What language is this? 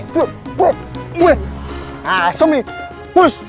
Indonesian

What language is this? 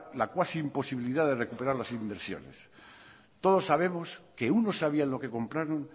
Spanish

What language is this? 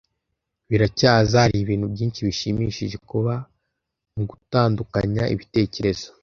Kinyarwanda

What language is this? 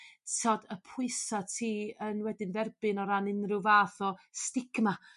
Welsh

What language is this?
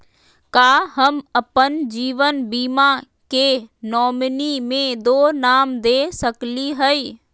Magahi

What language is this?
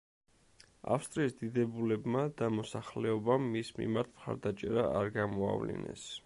Georgian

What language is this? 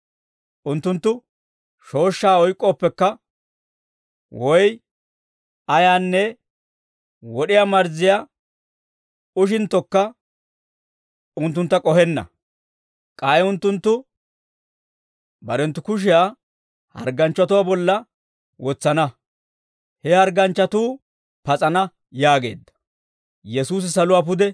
Dawro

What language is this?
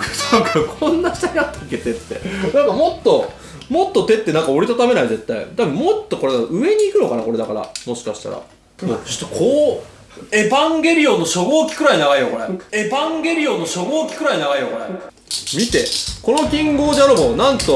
Japanese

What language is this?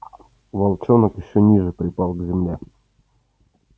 Russian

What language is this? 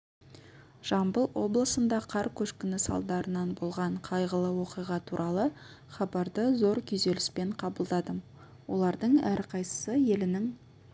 Kazakh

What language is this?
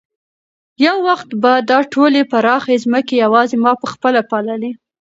Pashto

